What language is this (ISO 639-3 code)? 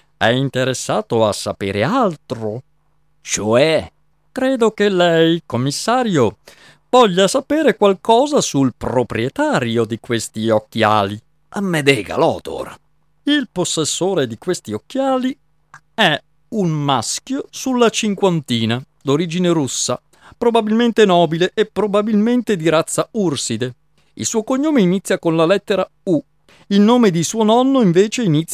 ita